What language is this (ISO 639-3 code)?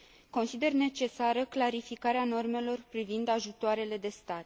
ron